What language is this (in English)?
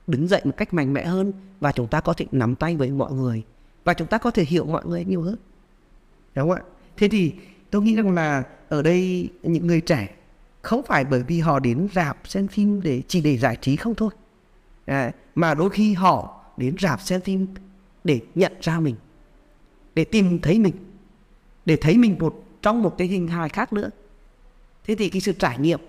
Vietnamese